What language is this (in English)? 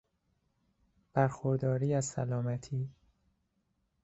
Persian